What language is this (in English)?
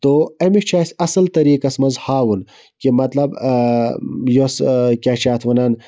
Kashmiri